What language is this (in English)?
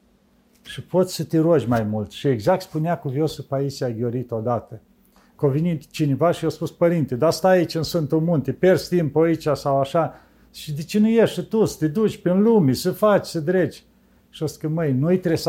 Romanian